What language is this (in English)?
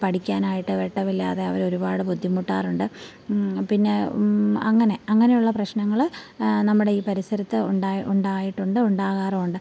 Malayalam